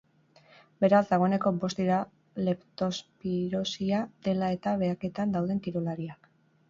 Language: Basque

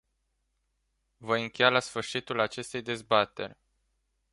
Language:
Romanian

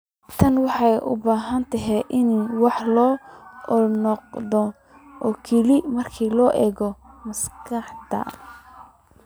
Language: Somali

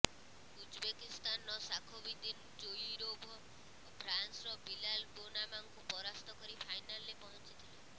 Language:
Odia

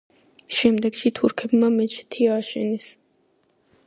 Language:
Georgian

